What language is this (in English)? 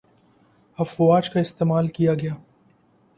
Urdu